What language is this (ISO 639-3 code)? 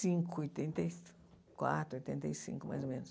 por